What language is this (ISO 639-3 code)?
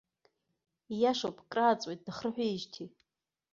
abk